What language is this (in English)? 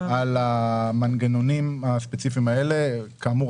Hebrew